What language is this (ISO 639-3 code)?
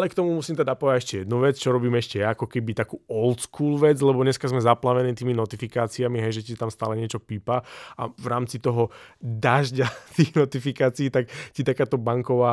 slk